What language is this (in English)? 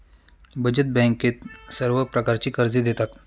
Marathi